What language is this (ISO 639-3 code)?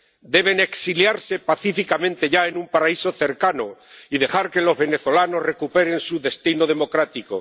spa